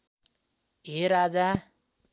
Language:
Nepali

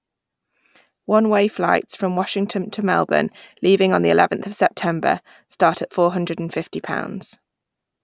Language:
English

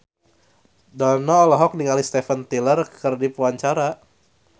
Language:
Sundanese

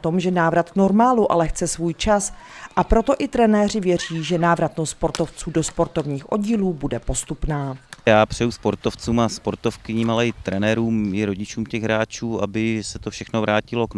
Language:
Czech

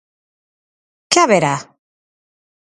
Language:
Galician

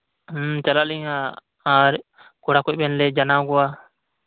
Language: Santali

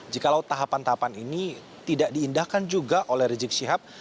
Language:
Indonesian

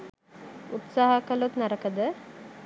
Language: Sinhala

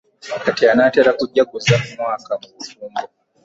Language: Ganda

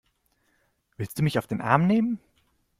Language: German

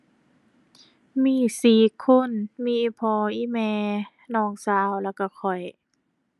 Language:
Thai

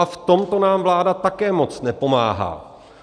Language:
Czech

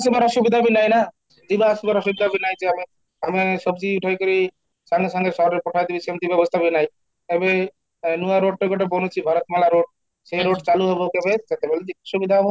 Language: Odia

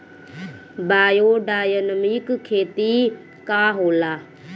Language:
Bhojpuri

